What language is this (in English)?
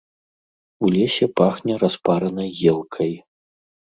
Belarusian